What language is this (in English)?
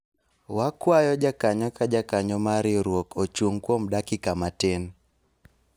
Luo (Kenya and Tanzania)